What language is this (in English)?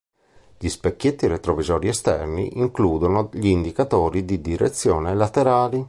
Italian